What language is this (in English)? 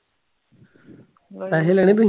Punjabi